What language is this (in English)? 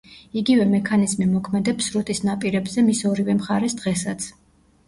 Georgian